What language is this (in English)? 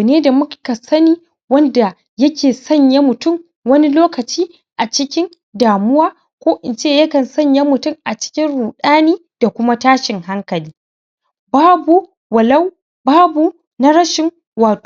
Hausa